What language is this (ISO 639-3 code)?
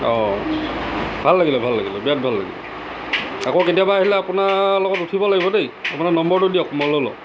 asm